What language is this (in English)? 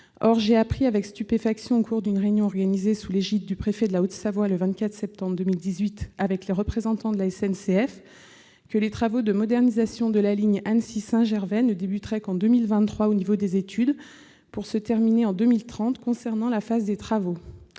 French